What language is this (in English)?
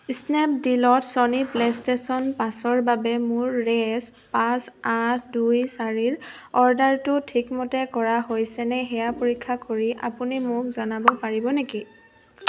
Assamese